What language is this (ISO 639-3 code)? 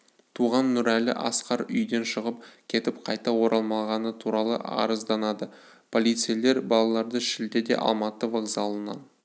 kaz